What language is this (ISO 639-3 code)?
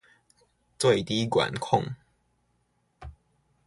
zho